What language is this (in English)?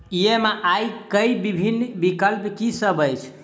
Maithili